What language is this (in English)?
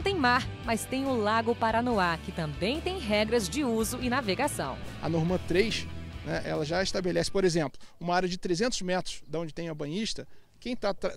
Portuguese